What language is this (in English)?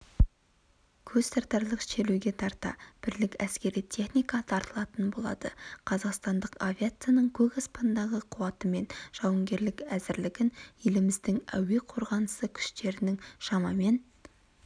Kazakh